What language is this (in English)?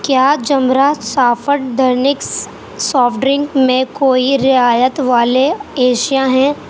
Urdu